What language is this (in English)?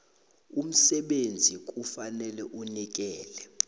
South Ndebele